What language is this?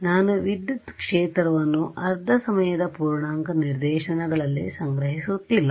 Kannada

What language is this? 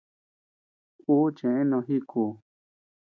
Tepeuxila Cuicatec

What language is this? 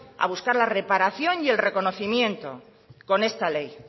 Spanish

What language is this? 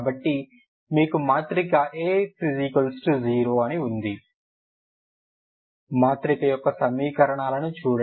Telugu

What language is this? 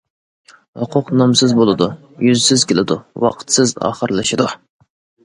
Uyghur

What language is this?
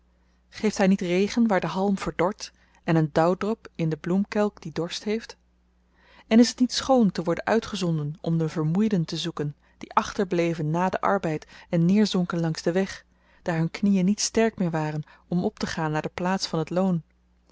Dutch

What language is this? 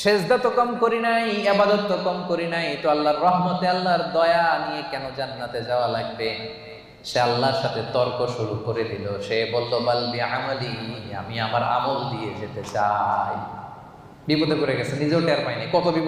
Arabic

